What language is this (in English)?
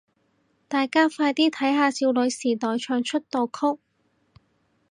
Cantonese